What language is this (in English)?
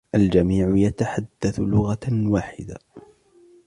Arabic